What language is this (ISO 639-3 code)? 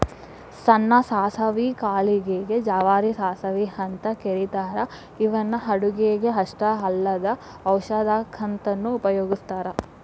kan